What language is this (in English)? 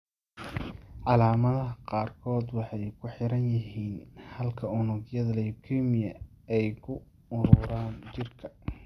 Somali